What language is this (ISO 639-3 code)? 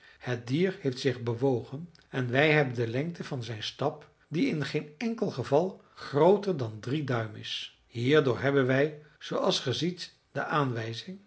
nld